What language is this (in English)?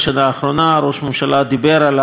Hebrew